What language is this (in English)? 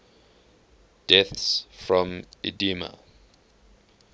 English